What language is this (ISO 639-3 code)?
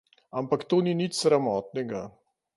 slv